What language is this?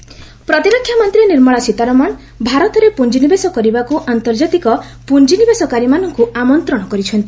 Odia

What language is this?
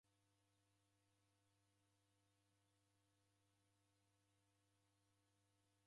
Taita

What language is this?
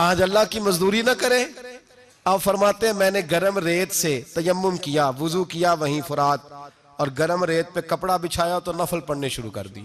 Urdu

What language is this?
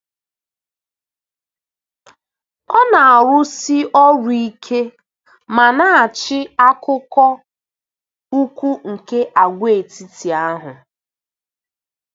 Igbo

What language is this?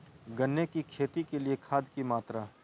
Magahi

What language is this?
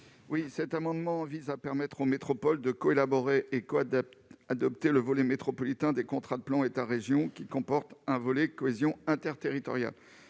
French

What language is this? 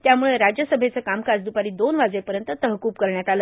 Marathi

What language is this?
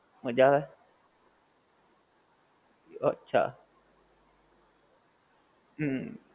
Gujarati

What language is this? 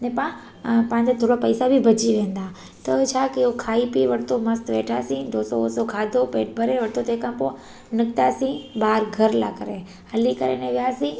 Sindhi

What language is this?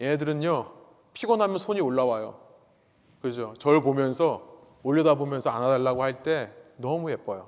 Korean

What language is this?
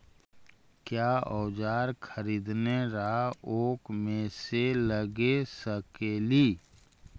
Magahi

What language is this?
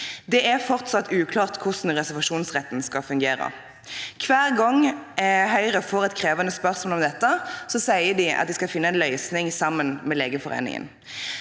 Norwegian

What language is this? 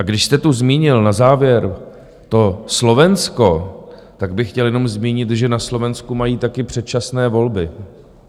Czech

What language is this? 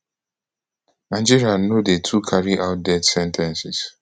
Nigerian Pidgin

